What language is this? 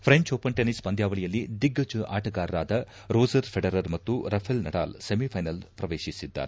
Kannada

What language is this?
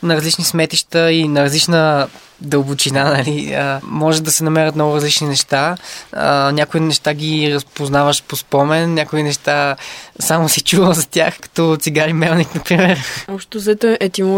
Bulgarian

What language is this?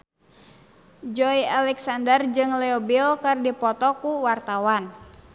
Sundanese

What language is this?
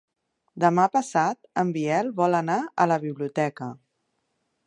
Catalan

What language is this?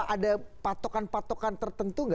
Indonesian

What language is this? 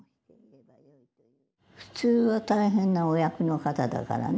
Japanese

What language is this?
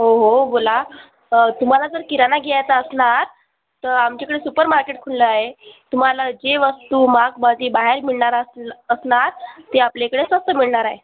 Marathi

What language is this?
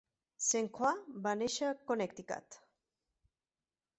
Catalan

